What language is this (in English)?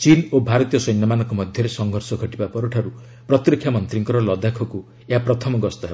Odia